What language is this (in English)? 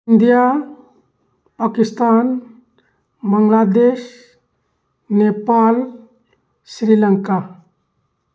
Manipuri